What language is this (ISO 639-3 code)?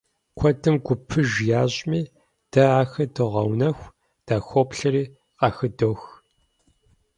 kbd